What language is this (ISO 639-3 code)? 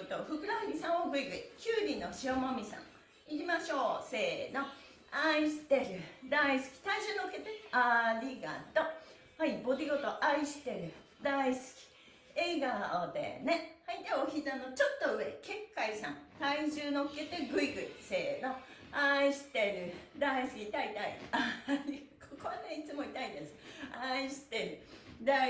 jpn